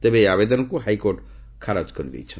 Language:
Odia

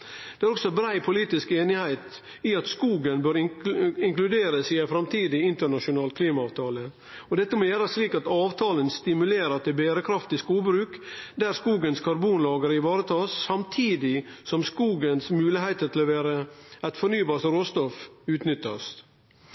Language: Norwegian Nynorsk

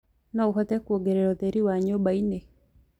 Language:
Kikuyu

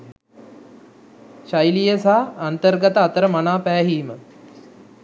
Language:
Sinhala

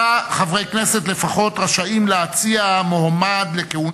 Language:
Hebrew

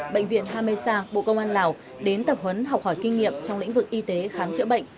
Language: Vietnamese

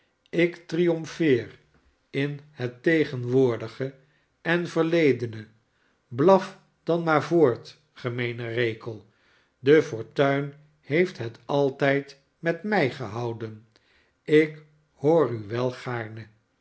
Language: Dutch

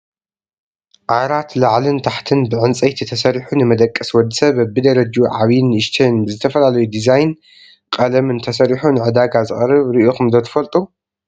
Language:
Tigrinya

